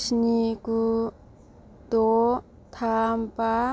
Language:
Bodo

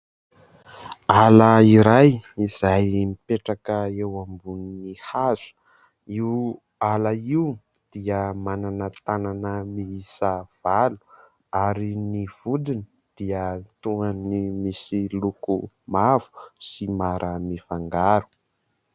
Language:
Malagasy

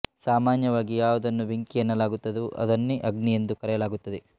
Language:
Kannada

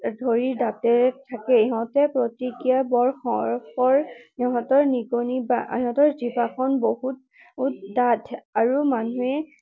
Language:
Assamese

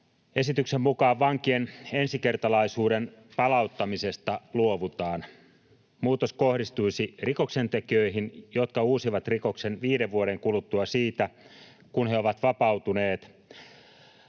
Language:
Finnish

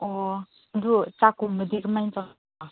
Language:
Manipuri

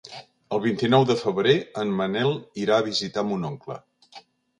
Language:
Catalan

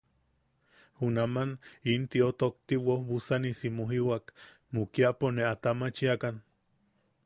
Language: Yaqui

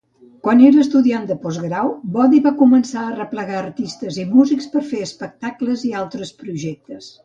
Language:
Catalan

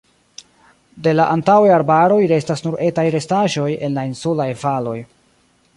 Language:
Esperanto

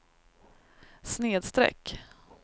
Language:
Swedish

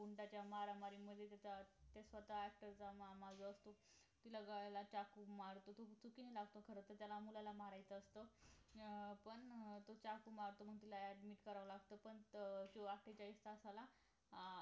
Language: Marathi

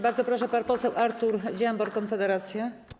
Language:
Polish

